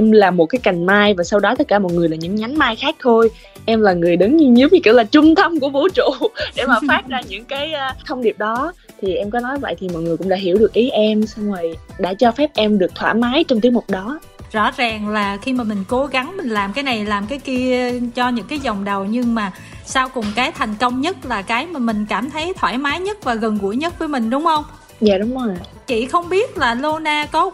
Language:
Vietnamese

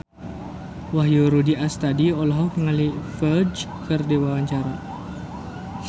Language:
Sundanese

